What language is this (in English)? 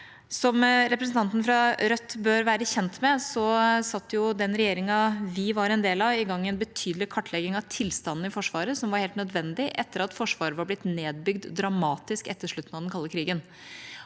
Norwegian